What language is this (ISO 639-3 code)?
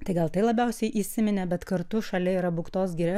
lit